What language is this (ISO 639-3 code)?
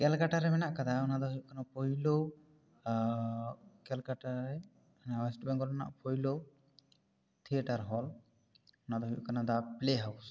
sat